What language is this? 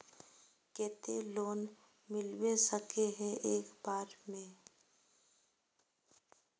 Magahi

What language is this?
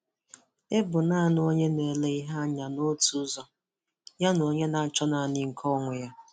Igbo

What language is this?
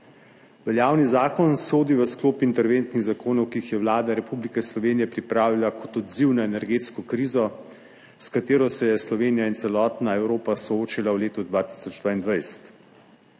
Slovenian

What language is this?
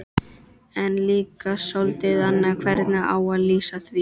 Icelandic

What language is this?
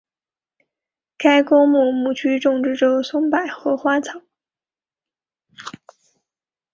Chinese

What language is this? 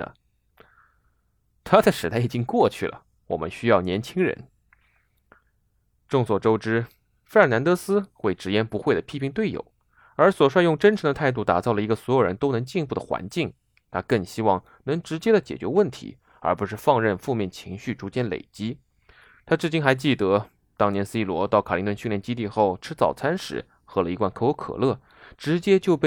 Chinese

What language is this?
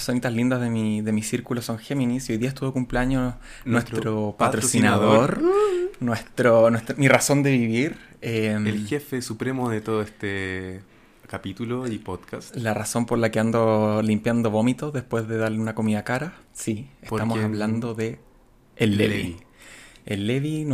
Spanish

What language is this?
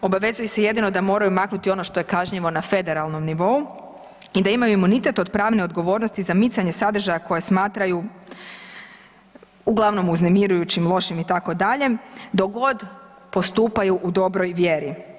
Croatian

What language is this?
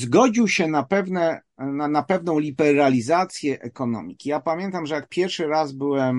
Polish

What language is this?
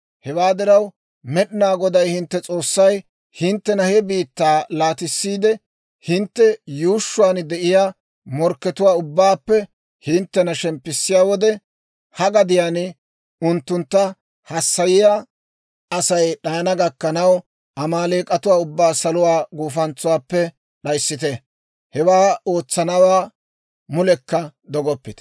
Dawro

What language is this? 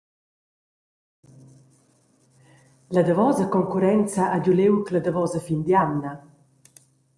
Romansh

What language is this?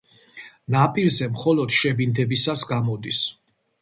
Georgian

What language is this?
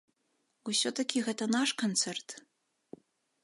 Belarusian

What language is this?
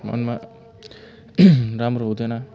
Nepali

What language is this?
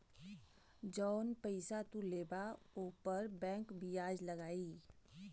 Bhojpuri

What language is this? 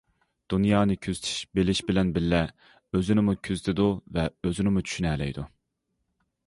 Uyghur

